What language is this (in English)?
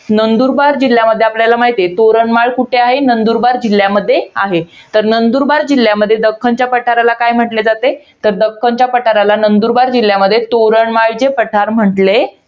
Marathi